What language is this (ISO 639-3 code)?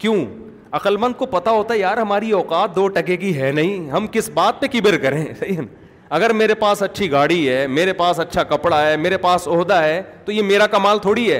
urd